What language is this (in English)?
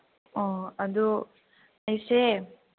Manipuri